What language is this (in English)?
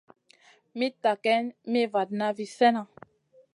Masana